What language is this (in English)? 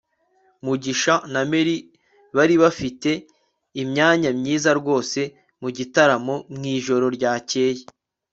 Kinyarwanda